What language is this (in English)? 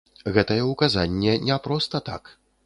Belarusian